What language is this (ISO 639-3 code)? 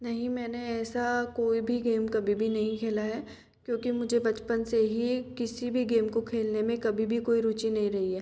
hin